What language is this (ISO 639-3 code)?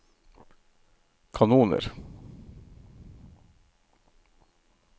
nor